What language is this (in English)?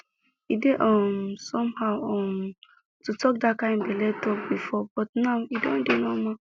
Nigerian Pidgin